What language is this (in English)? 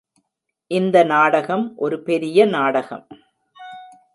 Tamil